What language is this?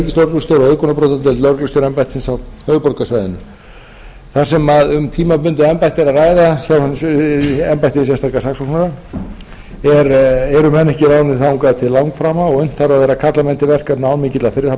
Icelandic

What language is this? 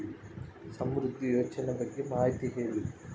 Kannada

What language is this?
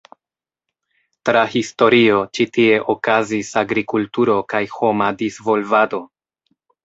Esperanto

